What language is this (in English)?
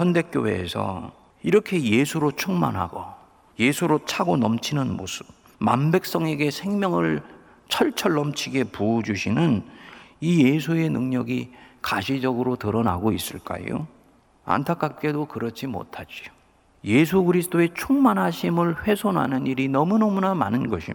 Korean